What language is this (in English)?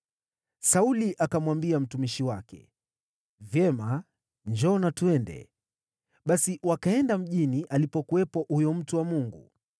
Swahili